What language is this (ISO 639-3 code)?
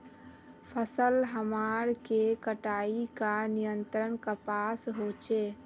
mag